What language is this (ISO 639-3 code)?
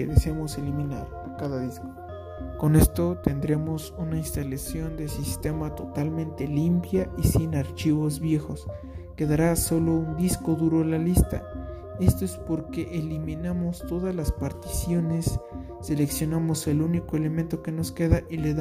spa